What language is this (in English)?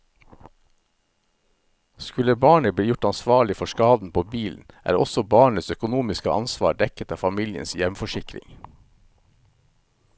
Norwegian